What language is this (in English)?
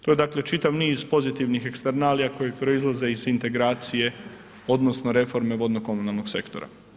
Croatian